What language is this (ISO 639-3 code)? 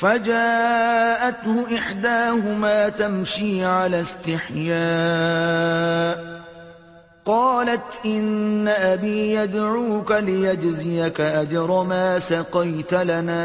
urd